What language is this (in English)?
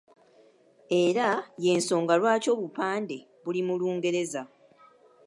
Ganda